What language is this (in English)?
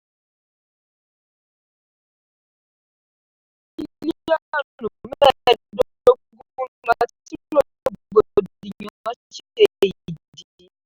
Yoruba